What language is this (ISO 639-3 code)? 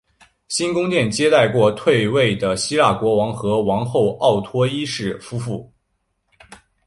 zho